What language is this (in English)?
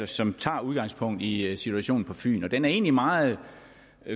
Danish